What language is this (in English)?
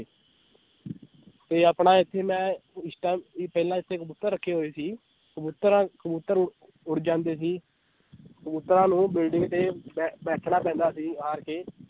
Punjabi